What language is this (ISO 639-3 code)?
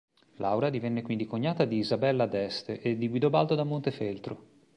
ita